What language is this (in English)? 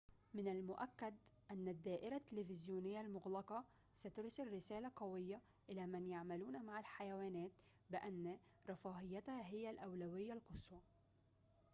Arabic